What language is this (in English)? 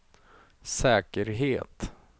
Swedish